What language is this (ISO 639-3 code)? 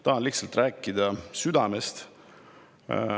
est